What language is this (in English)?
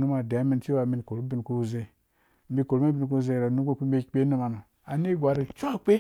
Dũya